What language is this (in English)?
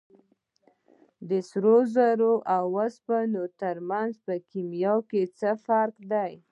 Pashto